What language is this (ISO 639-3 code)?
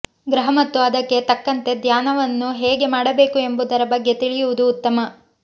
kan